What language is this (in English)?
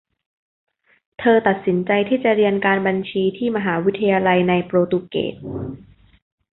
Thai